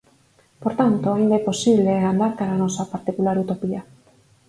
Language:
Galician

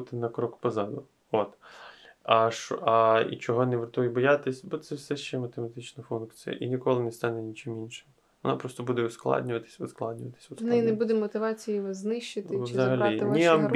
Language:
Ukrainian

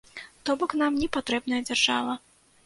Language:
Belarusian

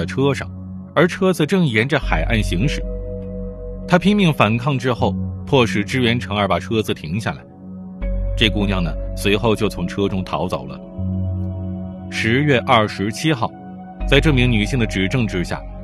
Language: Chinese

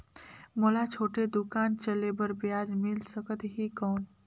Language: Chhattisgarhi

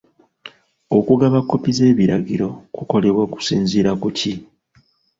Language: Ganda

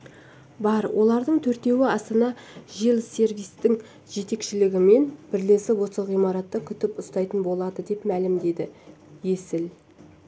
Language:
Kazakh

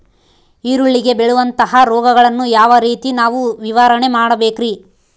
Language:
Kannada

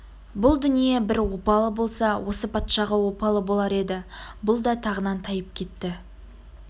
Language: Kazakh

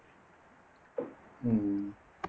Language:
Tamil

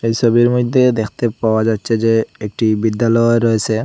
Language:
Bangla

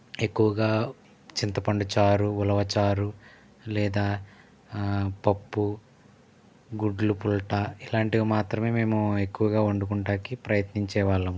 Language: Telugu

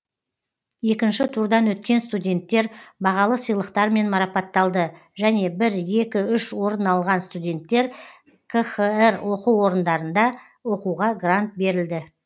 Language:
Kazakh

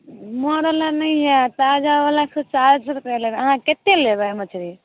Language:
Maithili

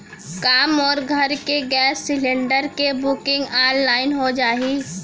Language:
Chhattisgarhi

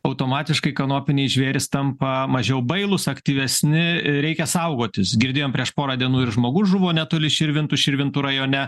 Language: Lithuanian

